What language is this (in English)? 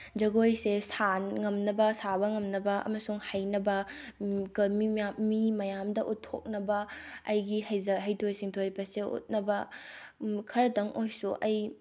Manipuri